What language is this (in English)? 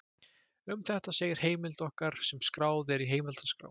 Icelandic